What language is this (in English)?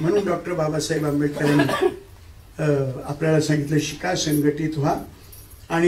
Hindi